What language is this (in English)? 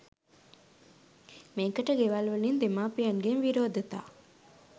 Sinhala